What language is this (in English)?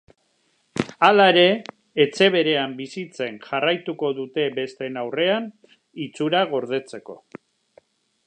Basque